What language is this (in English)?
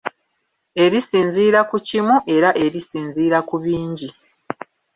Ganda